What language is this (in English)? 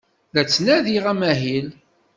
Kabyle